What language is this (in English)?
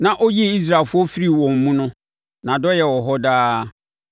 Akan